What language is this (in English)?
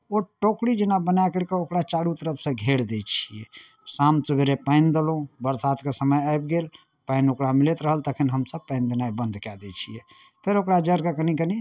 Maithili